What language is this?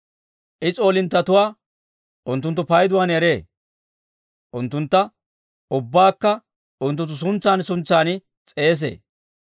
Dawro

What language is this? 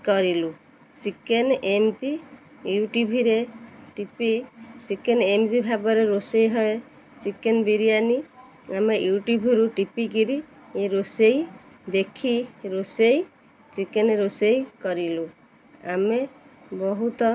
Odia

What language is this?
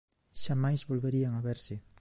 Galician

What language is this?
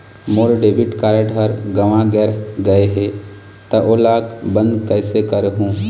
Chhattisgarhi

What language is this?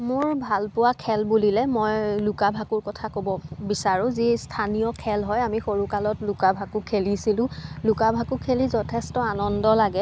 Assamese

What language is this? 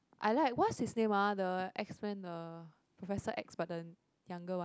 English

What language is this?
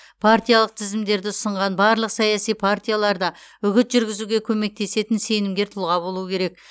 Kazakh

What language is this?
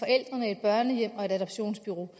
Danish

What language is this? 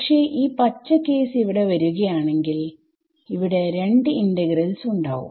Malayalam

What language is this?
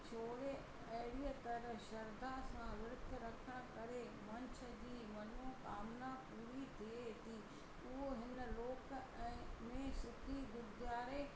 Sindhi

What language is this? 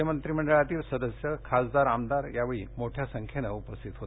Marathi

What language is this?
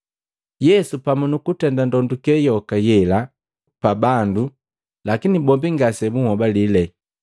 Matengo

